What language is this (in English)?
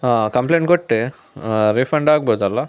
Kannada